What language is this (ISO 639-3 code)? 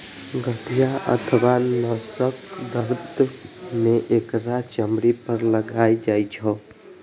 mai